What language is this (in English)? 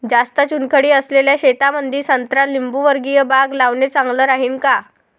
Marathi